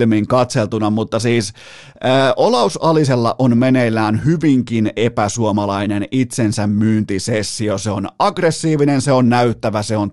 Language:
Finnish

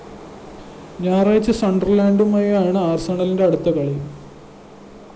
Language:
Malayalam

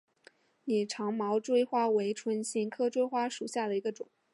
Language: Chinese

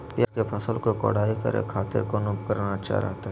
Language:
Magahi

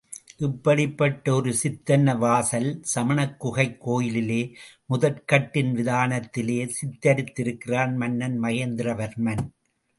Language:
Tamil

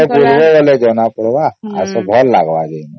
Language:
Odia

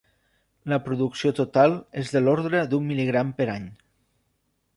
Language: Catalan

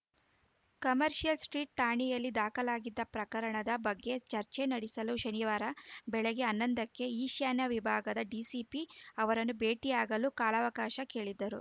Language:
Kannada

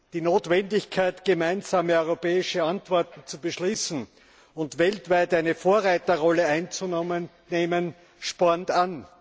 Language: German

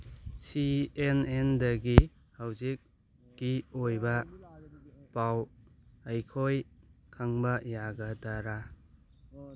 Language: Manipuri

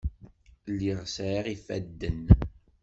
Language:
Kabyle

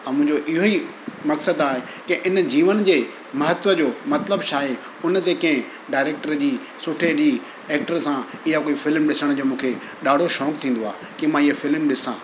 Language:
Sindhi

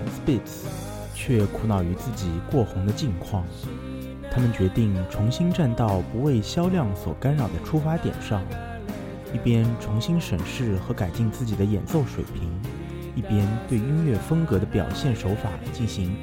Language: Chinese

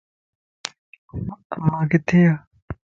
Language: Lasi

